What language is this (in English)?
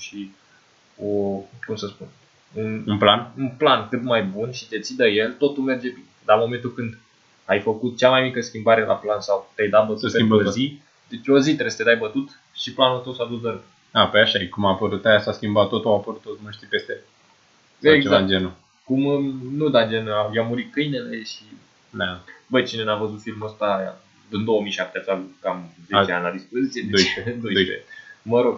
Romanian